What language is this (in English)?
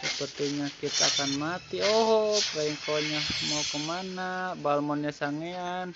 Indonesian